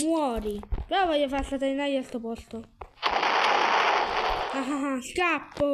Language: Italian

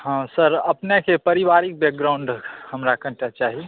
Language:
Maithili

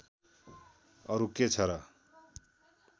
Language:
Nepali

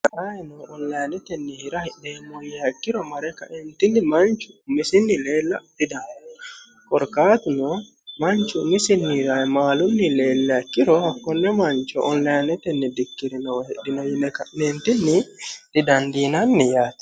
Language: Sidamo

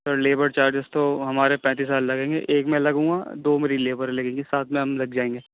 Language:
Urdu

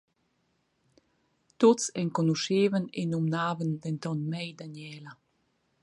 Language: Romansh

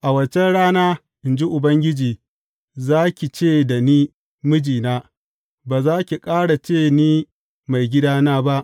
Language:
Hausa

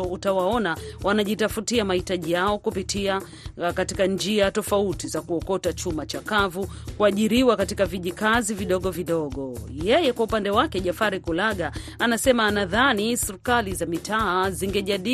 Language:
Swahili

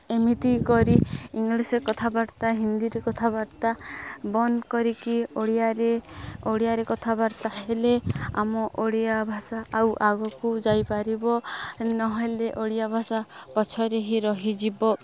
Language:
Odia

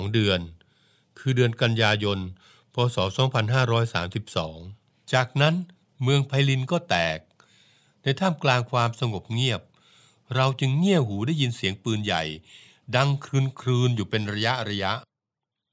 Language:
Thai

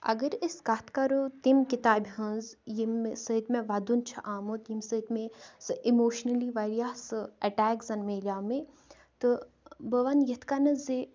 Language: Kashmiri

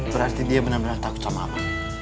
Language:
Indonesian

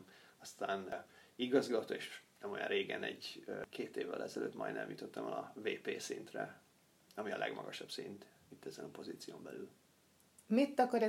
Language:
Hungarian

